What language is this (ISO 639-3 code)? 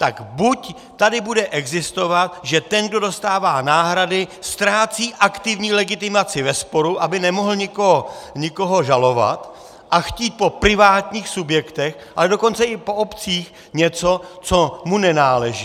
ces